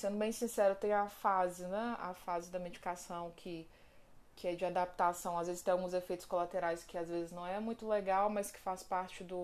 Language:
Portuguese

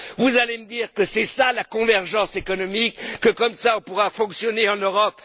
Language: French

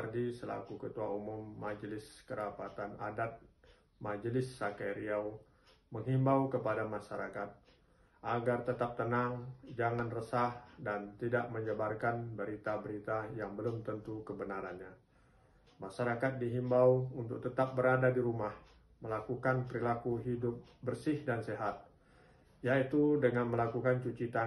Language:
Indonesian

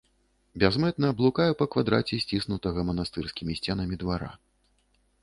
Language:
Belarusian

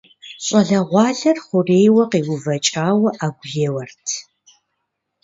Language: Kabardian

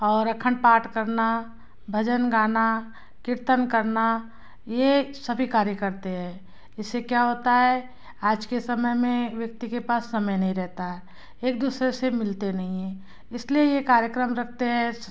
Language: Hindi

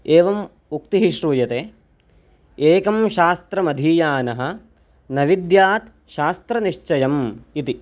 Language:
Sanskrit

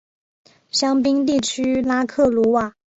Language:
Chinese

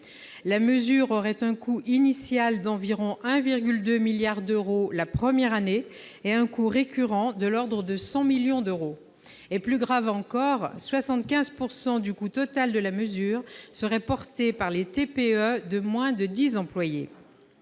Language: French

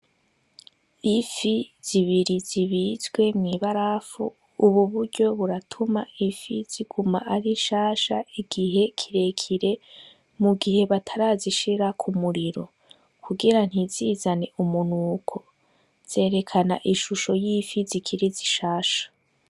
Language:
Rundi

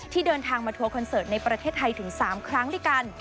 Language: Thai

